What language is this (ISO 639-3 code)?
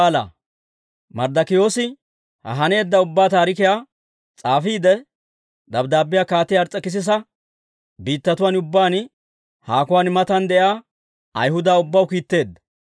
dwr